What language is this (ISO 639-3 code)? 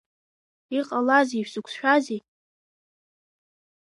abk